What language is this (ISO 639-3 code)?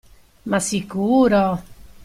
ita